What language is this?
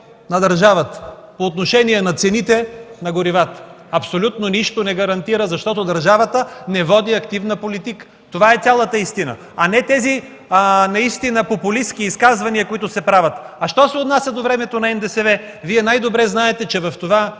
Bulgarian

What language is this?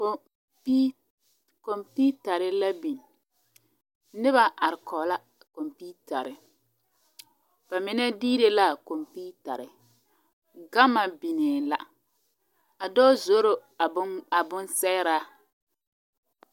Southern Dagaare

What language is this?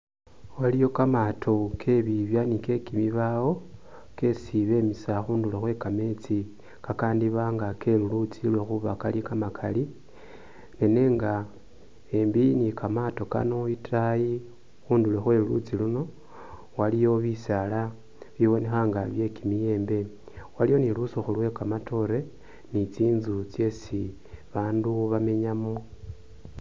Masaaba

